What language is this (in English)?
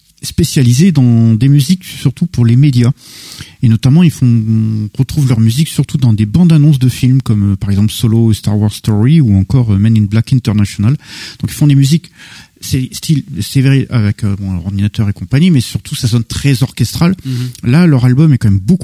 French